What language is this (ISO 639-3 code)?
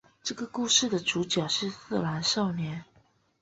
zho